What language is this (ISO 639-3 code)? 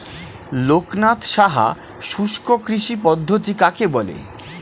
ben